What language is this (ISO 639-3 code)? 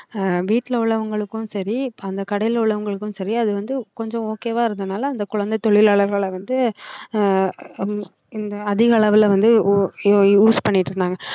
tam